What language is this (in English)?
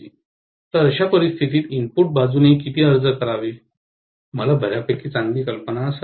Marathi